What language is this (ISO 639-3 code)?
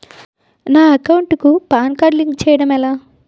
tel